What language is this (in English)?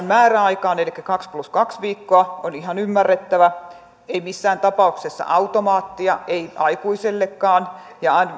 Finnish